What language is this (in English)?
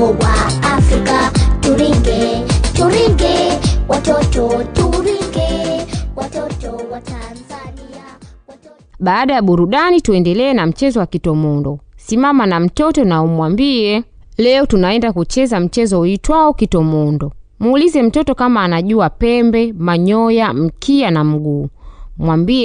Swahili